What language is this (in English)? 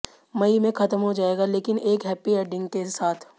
Hindi